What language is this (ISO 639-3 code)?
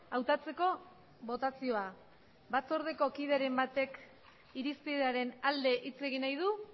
eus